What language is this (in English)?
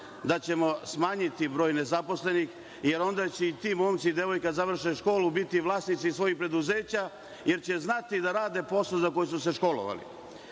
Serbian